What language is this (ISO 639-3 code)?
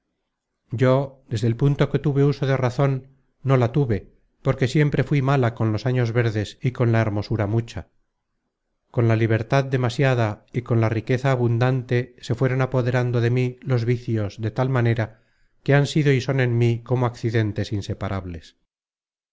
spa